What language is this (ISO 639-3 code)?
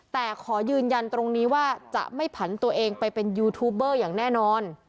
tha